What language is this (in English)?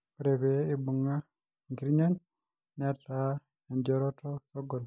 Masai